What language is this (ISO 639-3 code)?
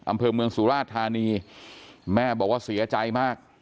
tha